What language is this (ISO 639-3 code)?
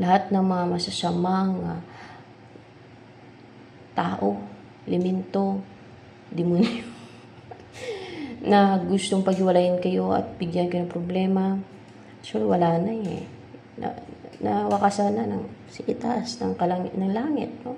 fil